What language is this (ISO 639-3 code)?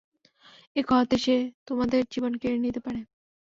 ben